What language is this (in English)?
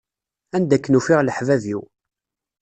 Kabyle